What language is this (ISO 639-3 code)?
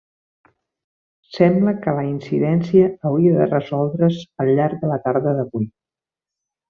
cat